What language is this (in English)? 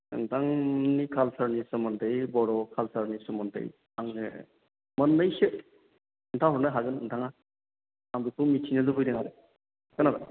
Bodo